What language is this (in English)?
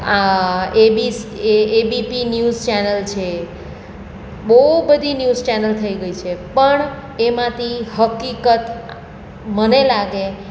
Gujarati